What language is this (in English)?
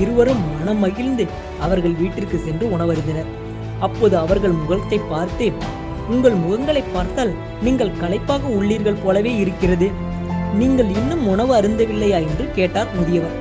Tamil